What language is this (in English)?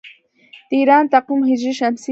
Pashto